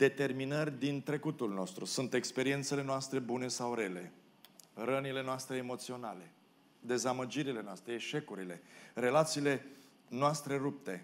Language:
Romanian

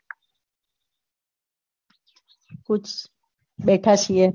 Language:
Gujarati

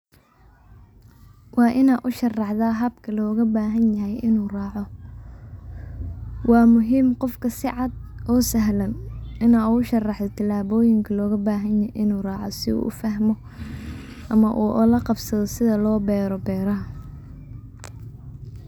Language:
Somali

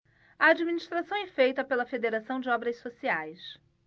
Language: Portuguese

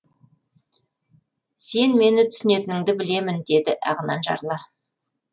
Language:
Kazakh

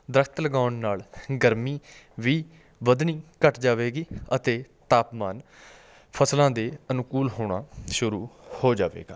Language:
Punjabi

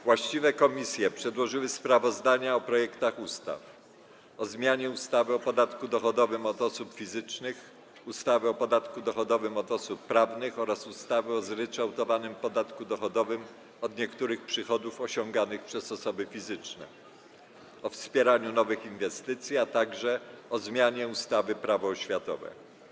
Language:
Polish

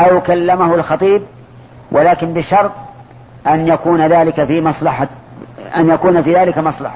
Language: Arabic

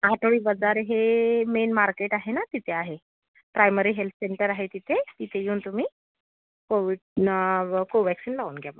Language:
Marathi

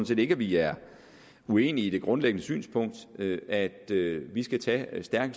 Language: Danish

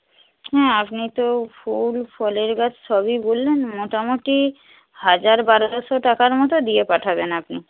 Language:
Bangla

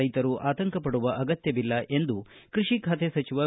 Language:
Kannada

